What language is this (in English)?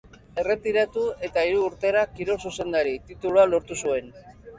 Basque